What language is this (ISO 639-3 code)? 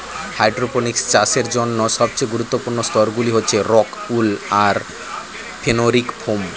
ben